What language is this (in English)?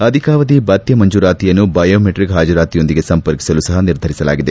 Kannada